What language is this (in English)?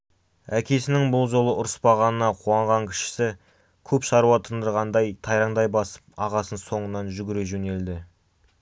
Kazakh